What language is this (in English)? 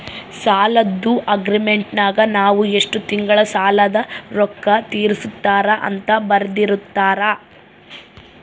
Kannada